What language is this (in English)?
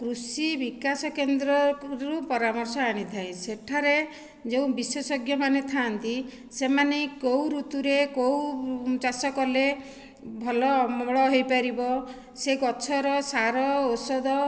Odia